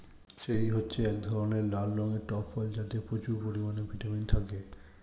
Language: Bangla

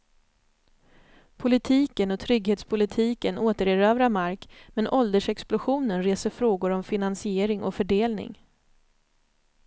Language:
Swedish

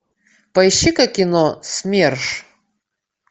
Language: Russian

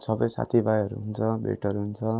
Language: Nepali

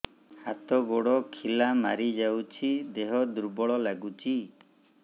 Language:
Odia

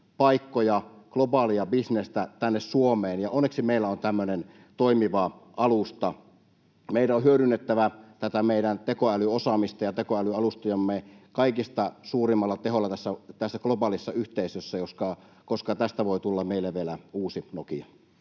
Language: Finnish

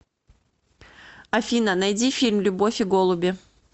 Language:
Russian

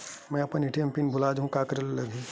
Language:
Chhattisgarhi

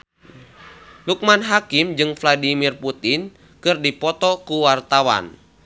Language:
Sundanese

